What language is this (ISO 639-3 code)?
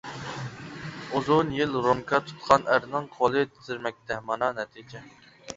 uig